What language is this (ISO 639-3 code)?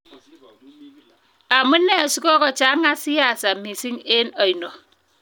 kln